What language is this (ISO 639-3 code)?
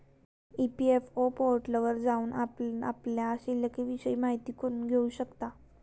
mar